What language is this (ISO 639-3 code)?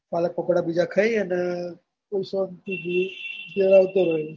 guj